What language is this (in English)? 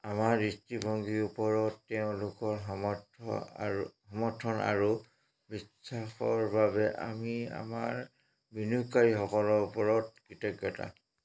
Assamese